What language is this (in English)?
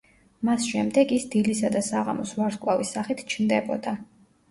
Georgian